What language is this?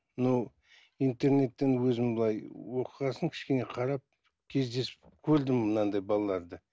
Kazakh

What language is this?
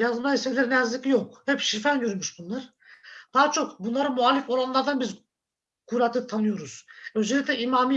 Turkish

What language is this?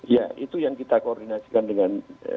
Indonesian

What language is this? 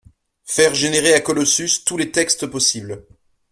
French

